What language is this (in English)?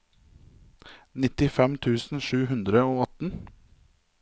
Norwegian